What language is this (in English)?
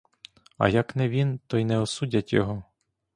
Ukrainian